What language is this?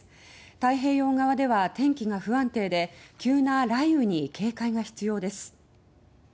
Japanese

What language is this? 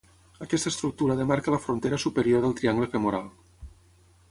Catalan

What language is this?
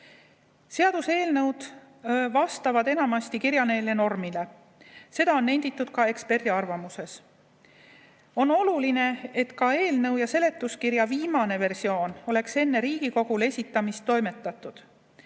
Estonian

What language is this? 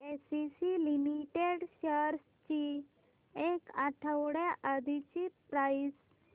Marathi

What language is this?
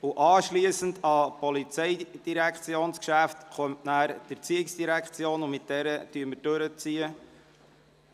Swiss German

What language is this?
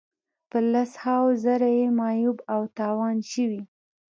Pashto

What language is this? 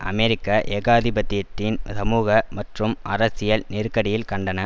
Tamil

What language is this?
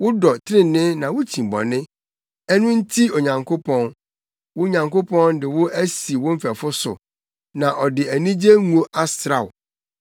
Akan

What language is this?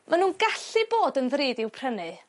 Welsh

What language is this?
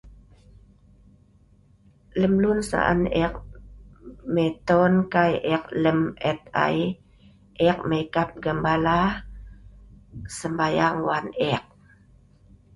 Sa'ban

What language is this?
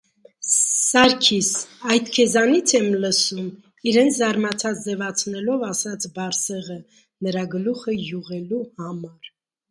Armenian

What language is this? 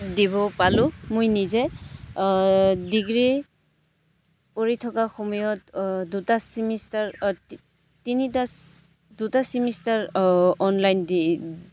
Assamese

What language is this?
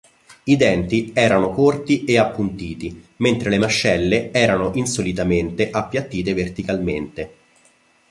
Italian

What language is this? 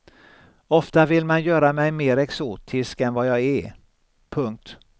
Swedish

